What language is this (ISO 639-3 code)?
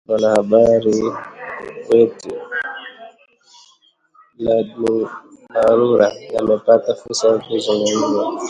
swa